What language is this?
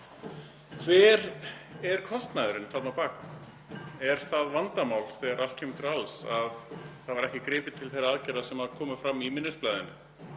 Icelandic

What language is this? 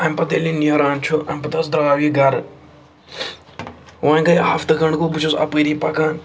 Kashmiri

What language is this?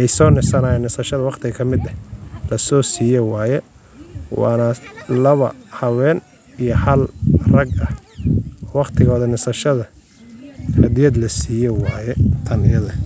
Somali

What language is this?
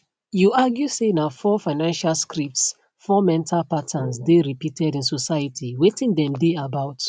Nigerian Pidgin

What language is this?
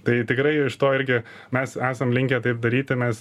Lithuanian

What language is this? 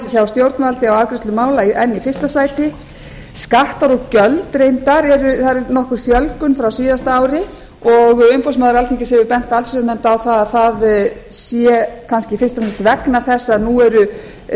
Icelandic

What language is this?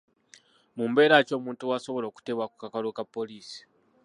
Ganda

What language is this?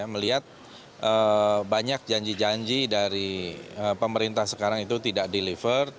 Indonesian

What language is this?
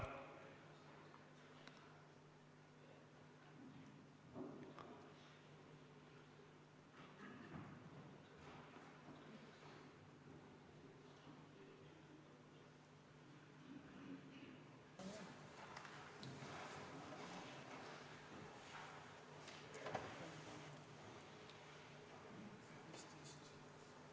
Estonian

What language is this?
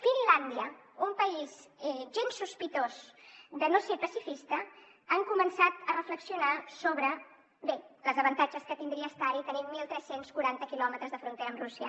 Catalan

